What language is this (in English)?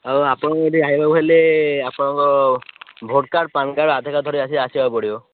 Odia